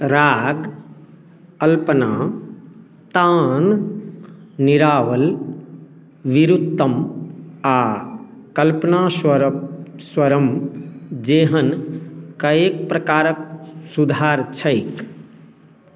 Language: Maithili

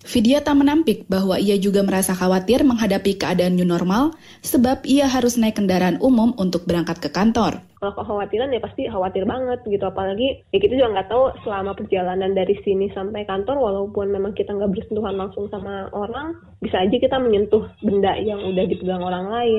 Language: Indonesian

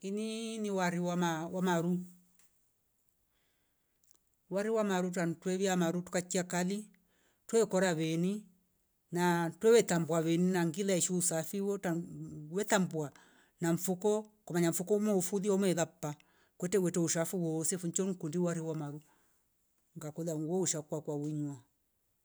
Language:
Rombo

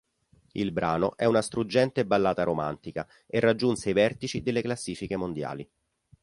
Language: Italian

